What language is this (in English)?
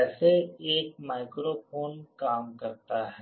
Hindi